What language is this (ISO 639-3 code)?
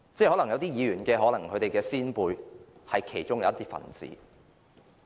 yue